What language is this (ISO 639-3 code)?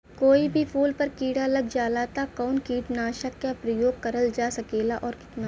bho